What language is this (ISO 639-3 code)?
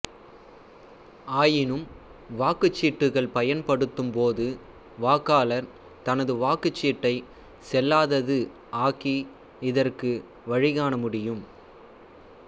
tam